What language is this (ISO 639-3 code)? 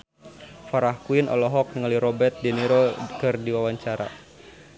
sun